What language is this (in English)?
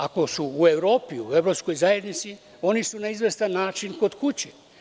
Serbian